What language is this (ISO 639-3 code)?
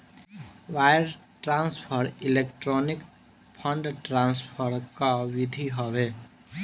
bho